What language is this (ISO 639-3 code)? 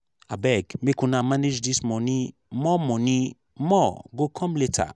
pcm